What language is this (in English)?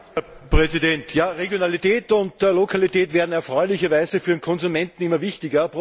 German